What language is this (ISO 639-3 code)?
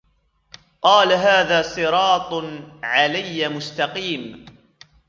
ara